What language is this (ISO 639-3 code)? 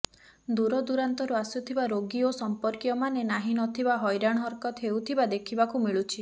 ori